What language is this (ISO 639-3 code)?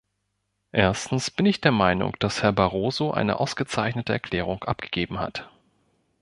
deu